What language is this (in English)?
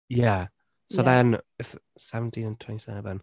Welsh